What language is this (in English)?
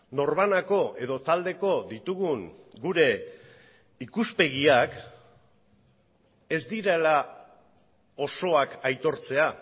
Basque